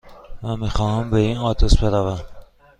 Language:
Persian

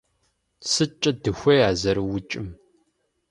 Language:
Kabardian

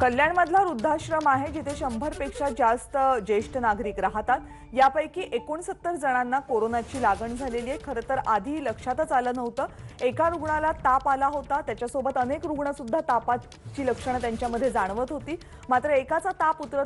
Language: Turkish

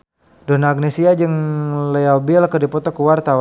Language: Sundanese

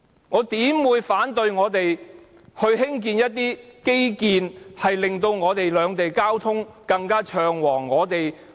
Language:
Cantonese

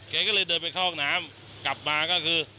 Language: Thai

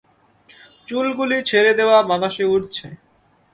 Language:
Bangla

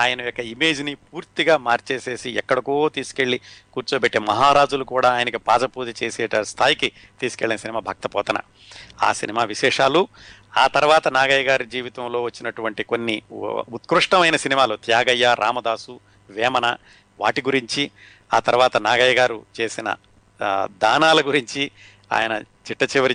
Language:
Telugu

